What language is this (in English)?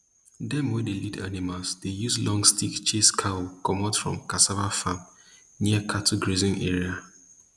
Nigerian Pidgin